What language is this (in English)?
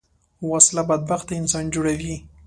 Pashto